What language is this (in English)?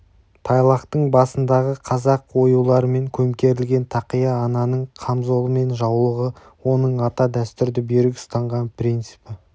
Kazakh